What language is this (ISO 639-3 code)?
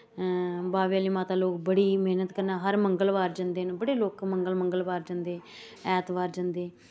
doi